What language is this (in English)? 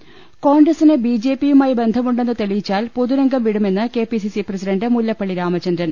Malayalam